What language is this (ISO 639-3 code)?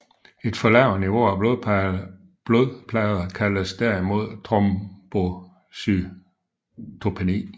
dan